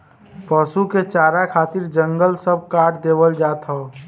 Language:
Bhojpuri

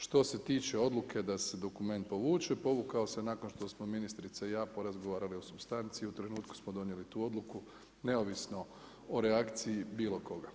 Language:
Croatian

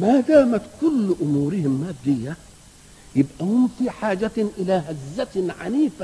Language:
Arabic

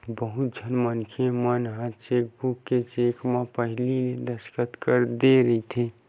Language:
Chhattisgarhi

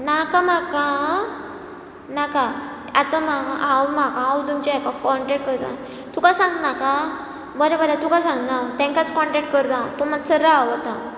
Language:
Konkani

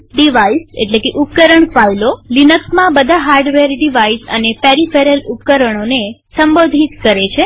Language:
Gujarati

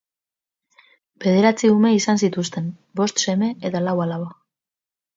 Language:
Basque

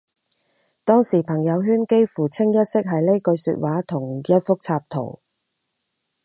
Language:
Cantonese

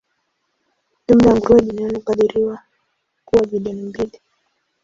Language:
Swahili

